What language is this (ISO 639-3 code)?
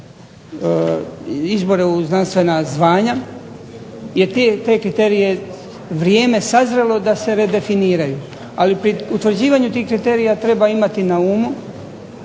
hrv